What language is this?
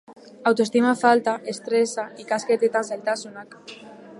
Basque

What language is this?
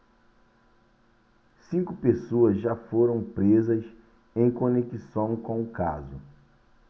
Portuguese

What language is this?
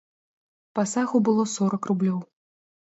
Belarusian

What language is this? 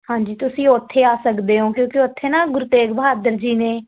Punjabi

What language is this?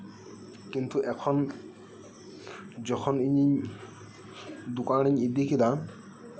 Santali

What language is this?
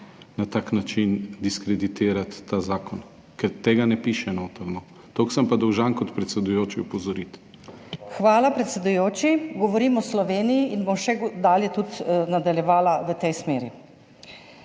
Slovenian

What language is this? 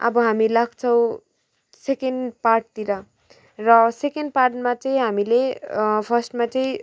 Nepali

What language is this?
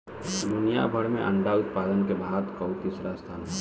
Bhojpuri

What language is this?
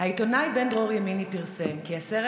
Hebrew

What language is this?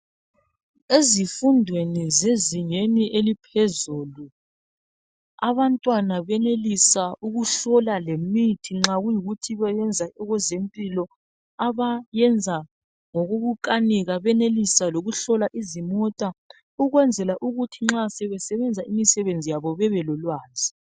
North Ndebele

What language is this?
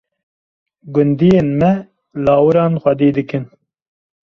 Kurdish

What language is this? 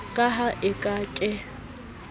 Southern Sotho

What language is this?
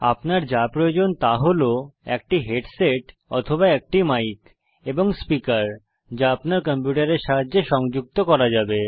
Bangla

